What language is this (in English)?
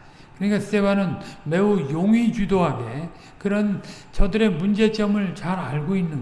Korean